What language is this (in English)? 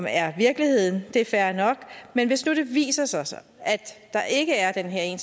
Danish